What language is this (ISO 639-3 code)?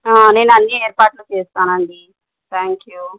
tel